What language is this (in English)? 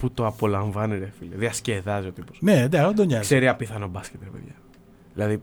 Greek